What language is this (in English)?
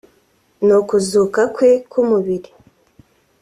Kinyarwanda